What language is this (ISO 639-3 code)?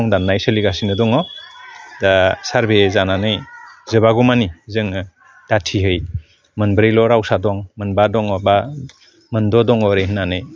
brx